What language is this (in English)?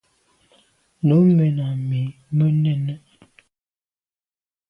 Medumba